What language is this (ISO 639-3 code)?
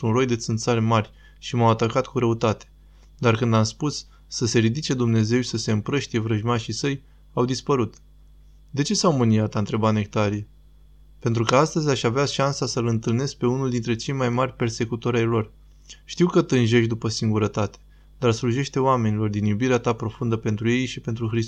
ron